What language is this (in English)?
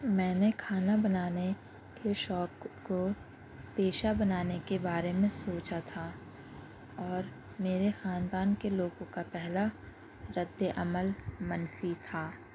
Urdu